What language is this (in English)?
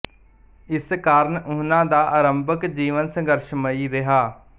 Punjabi